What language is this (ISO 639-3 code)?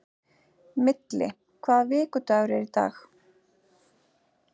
isl